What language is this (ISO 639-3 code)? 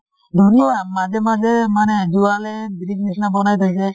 asm